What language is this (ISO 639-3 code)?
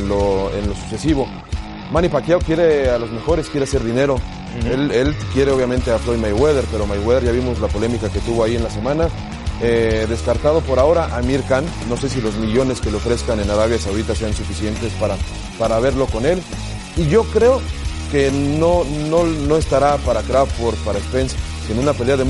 spa